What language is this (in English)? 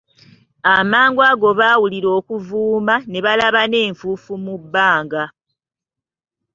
Ganda